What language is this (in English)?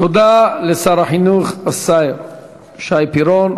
Hebrew